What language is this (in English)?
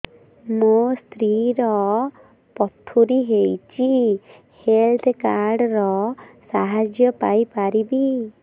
Odia